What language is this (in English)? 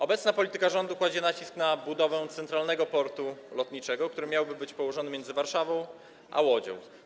Polish